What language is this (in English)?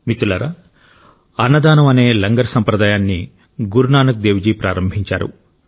Telugu